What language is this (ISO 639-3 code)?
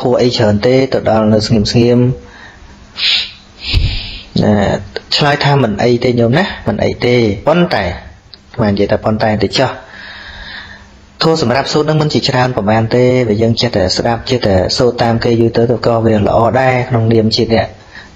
vie